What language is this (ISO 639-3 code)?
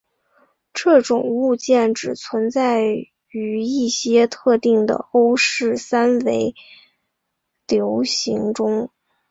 zho